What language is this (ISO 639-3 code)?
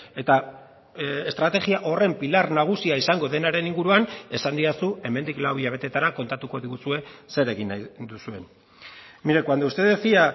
eus